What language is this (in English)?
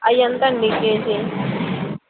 Telugu